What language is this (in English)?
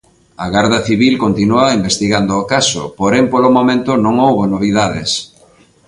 Galician